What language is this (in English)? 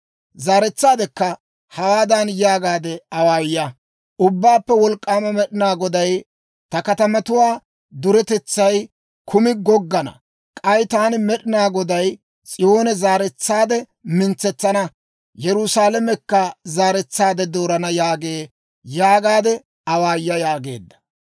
Dawro